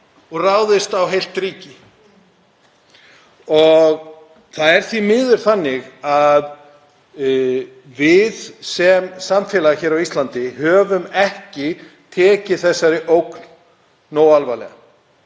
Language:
Icelandic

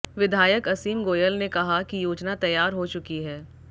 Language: Hindi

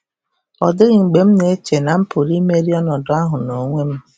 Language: Igbo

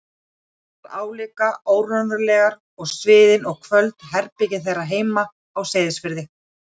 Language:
Icelandic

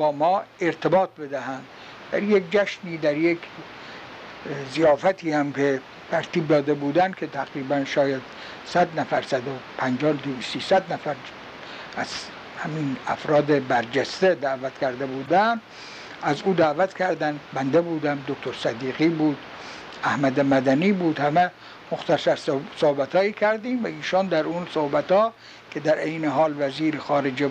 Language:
Persian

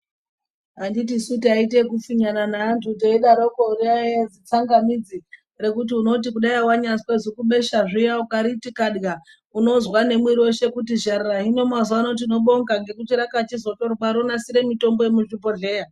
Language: Ndau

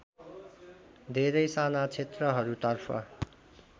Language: Nepali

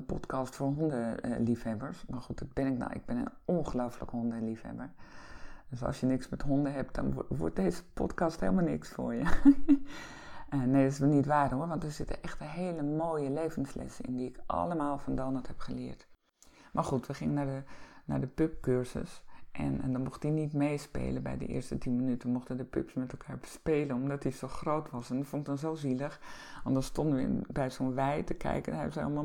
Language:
Dutch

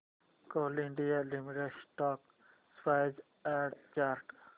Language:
Marathi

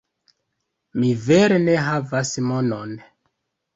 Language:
Esperanto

